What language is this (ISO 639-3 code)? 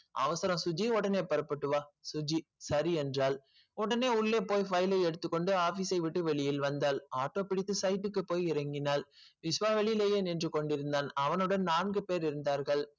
tam